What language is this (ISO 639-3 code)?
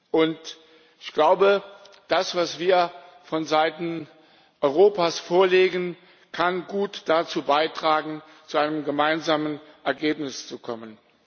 deu